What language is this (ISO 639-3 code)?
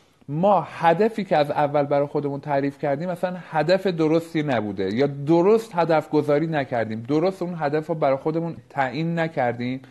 fas